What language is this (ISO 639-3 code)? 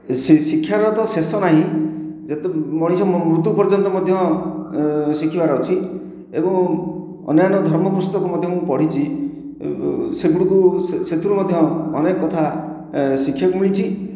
ori